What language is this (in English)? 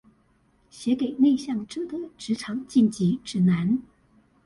Chinese